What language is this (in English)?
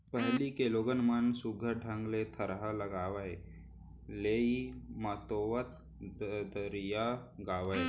Chhattisgarhi